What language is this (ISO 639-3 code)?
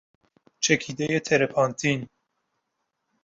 fas